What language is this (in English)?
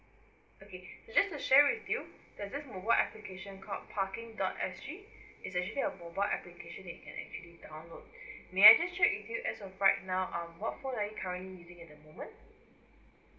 English